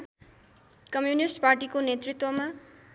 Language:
Nepali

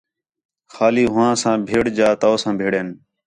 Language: Khetrani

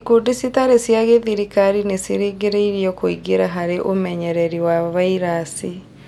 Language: Kikuyu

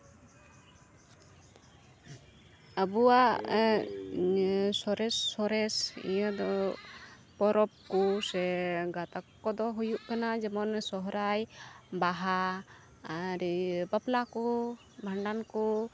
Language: Santali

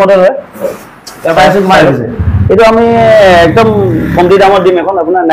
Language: Bangla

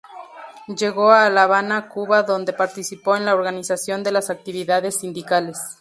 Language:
Spanish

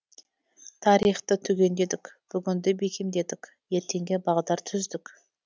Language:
Kazakh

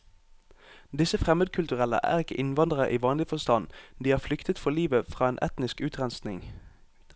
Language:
Norwegian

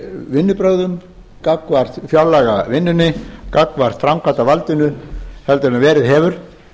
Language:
Icelandic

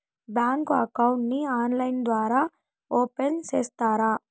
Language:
Telugu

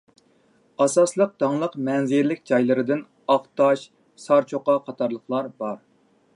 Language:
Uyghur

